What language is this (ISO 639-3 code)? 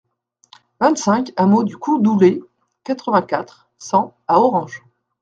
fra